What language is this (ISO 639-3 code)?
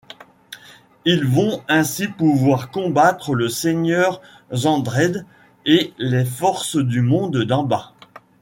fra